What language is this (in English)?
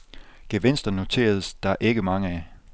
Danish